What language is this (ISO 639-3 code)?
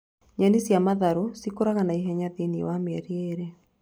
kik